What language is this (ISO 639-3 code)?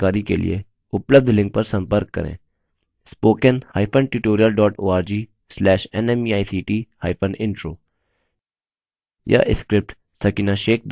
hin